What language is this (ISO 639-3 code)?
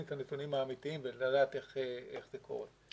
heb